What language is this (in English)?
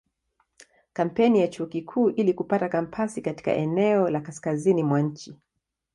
Swahili